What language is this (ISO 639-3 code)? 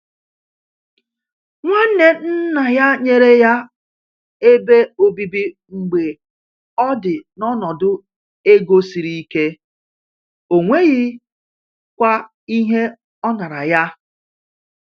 ibo